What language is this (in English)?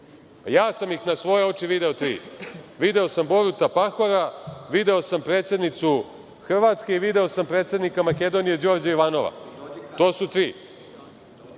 Serbian